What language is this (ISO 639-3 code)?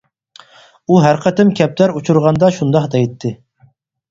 uig